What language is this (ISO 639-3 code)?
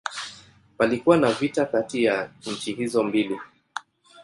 swa